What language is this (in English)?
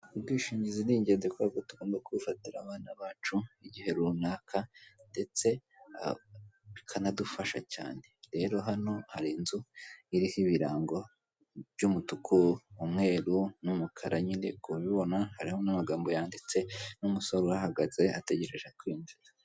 Kinyarwanda